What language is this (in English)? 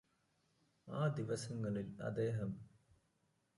Malayalam